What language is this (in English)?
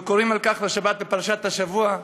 Hebrew